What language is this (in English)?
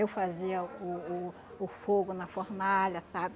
Portuguese